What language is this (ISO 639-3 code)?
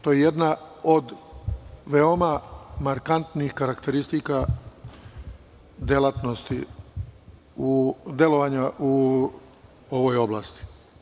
srp